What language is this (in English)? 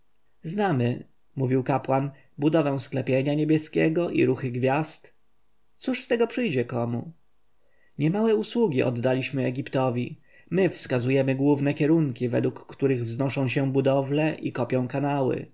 Polish